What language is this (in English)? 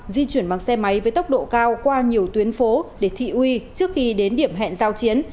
Vietnamese